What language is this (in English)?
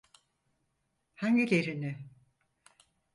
Turkish